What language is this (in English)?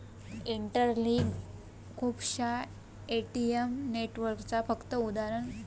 Marathi